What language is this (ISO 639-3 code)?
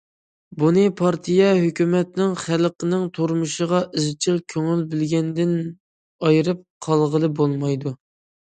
uig